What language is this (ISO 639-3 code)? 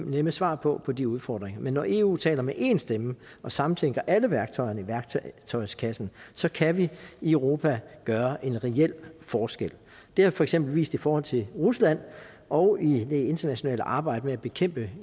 dan